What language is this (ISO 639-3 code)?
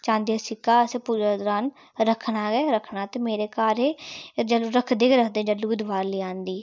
doi